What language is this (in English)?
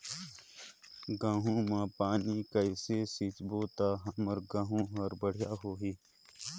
Chhattisgarhi